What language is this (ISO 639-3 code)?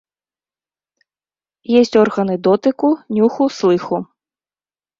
bel